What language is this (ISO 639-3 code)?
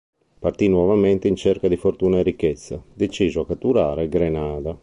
ita